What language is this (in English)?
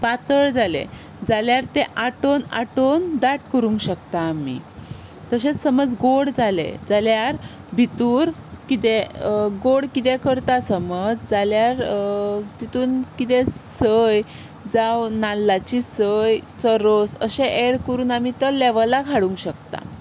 Konkani